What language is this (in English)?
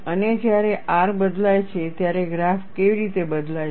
Gujarati